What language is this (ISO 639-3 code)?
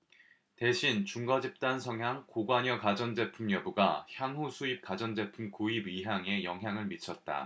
kor